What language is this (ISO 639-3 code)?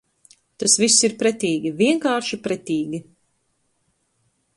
lav